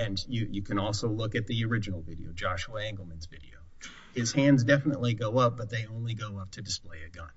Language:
English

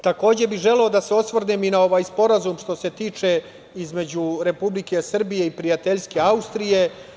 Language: Serbian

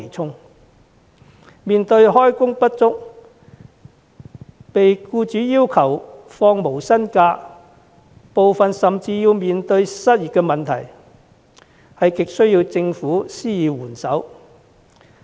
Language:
Cantonese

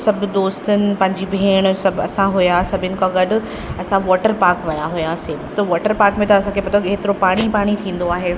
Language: Sindhi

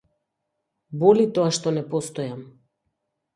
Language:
Macedonian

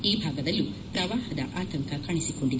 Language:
Kannada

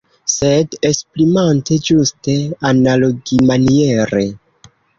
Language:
Esperanto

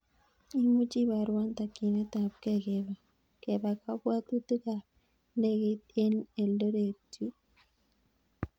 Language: Kalenjin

